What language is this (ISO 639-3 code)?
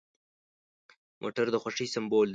pus